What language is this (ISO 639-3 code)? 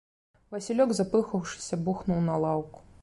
bel